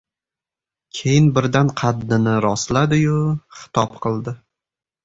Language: Uzbek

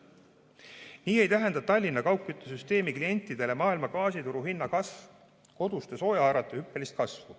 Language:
Estonian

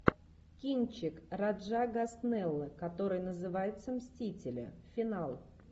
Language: Russian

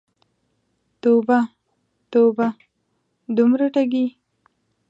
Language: Pashto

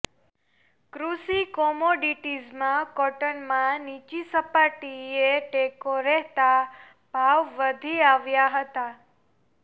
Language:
Gujarati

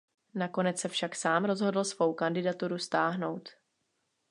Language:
Czech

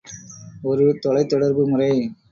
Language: Tamil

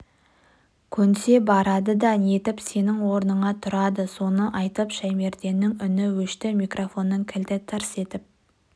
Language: Kazakh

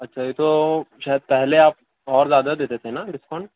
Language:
Urdu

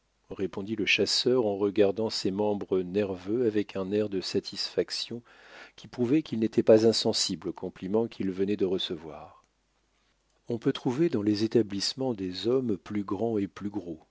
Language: French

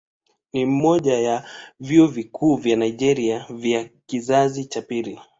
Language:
Swahili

